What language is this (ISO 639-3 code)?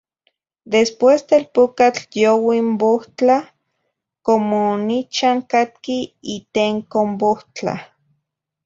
nhi